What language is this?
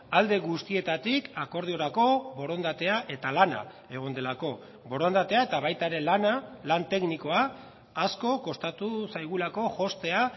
Basque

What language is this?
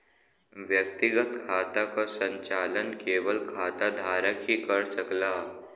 Bhojpuri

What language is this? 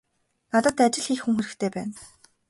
Mongolian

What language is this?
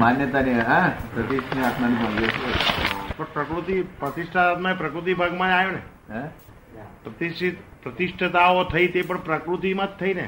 Gujarati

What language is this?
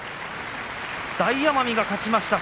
Japanese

